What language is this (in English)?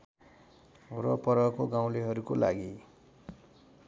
Nepali